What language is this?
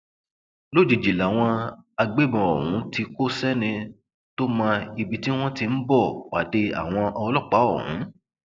Yoruba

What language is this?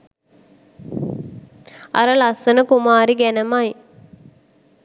Sinhala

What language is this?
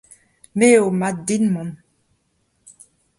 Breton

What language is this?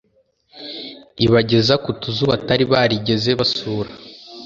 Kinyarwanda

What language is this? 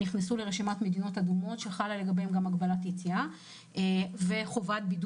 Hebrew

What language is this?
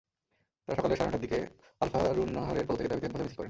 Bangla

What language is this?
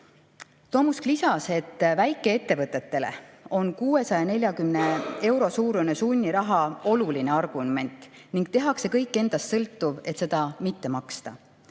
Estonian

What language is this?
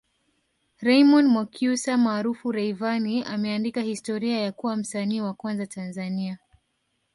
Swahili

